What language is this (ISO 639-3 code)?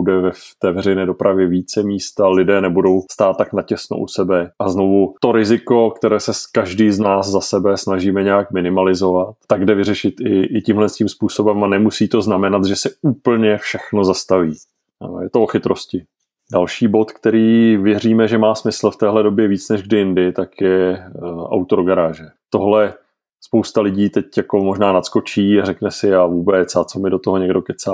ces